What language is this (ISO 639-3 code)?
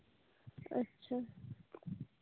sat